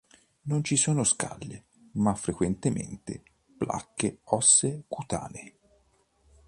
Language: Italian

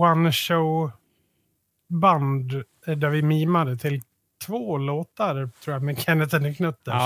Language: Swedish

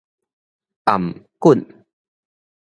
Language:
Min Nan Chinese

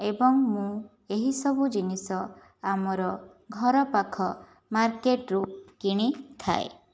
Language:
Odia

